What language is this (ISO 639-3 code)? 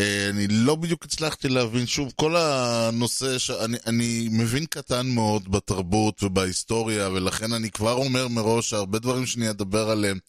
heb